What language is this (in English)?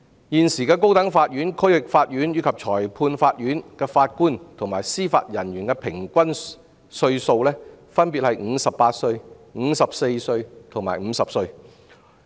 Cantonese